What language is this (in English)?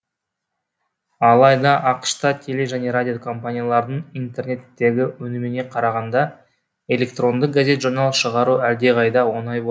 Kazakh